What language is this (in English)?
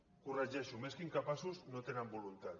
Catalan